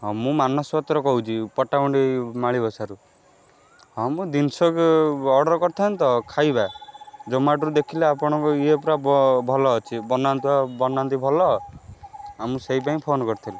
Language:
Odia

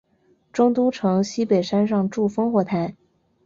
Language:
Chinese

